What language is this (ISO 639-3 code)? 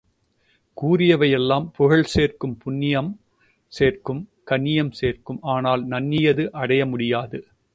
tam